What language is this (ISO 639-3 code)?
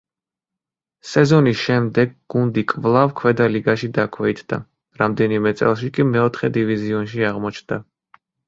kat